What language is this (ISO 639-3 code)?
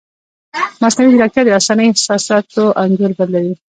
pus